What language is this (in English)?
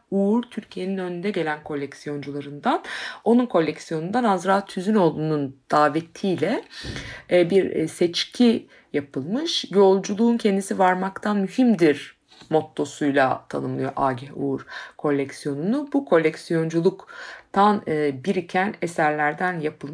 Turkish